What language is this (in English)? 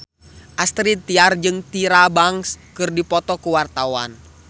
Sundanese